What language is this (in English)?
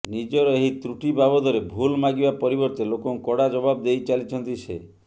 Odia